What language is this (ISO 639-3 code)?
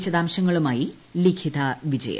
mal